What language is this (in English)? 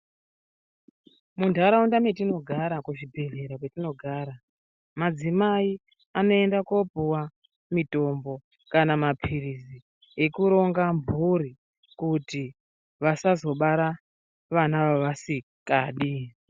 Ndau